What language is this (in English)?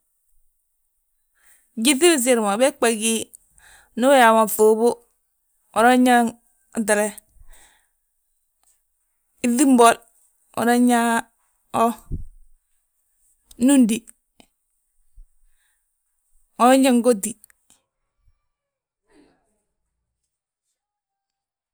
Balanta-Ganja